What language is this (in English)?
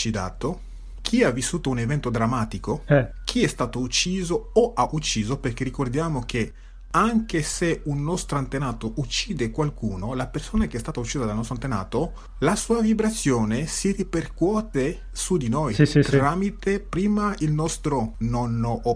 Italian